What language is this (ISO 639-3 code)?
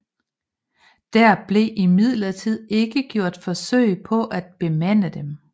dan